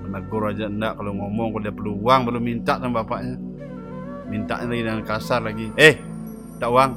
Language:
Indonesian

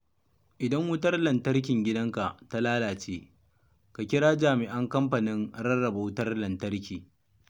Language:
Hausa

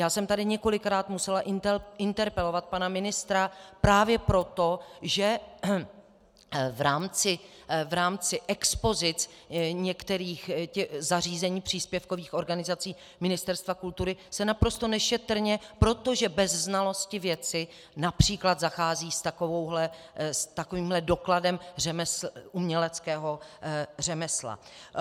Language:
Czech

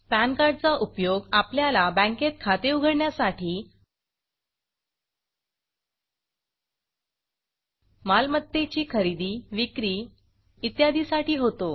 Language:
Marathi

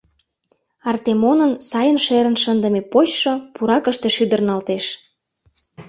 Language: Mari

